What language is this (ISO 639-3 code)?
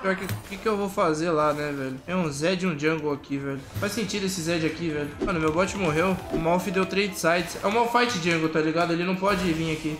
por